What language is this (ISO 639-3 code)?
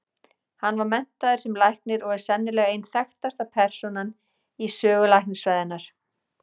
isl